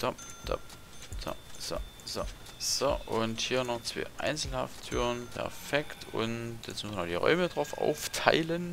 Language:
German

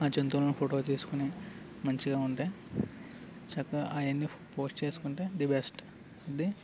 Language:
Telugu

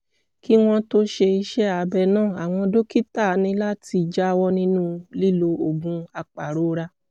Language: Yoruba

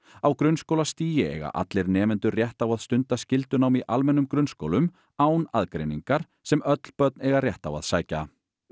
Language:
Icelandic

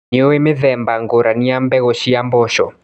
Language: Kikuyu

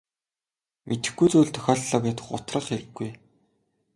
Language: Mongolian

